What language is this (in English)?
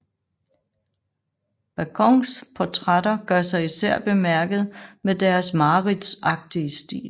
Danish